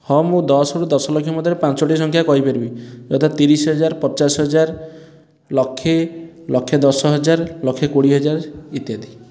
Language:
Odia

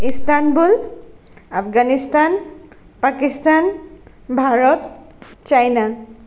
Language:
Assamese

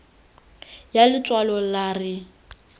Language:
Tswana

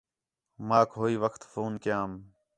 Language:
Khetrani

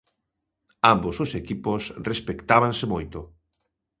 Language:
Galician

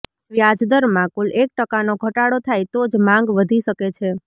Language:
Gujarati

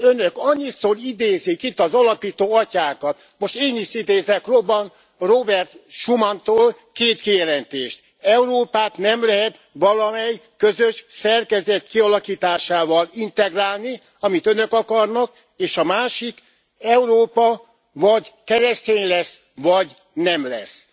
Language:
Hungarian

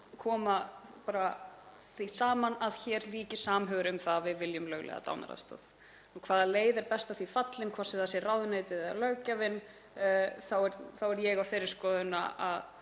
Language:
Icelandic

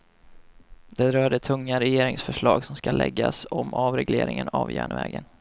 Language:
Swedish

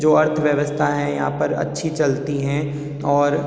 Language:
Hindi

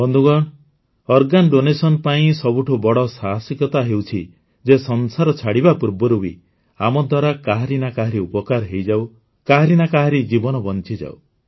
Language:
Odia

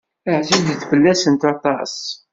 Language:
Kabyle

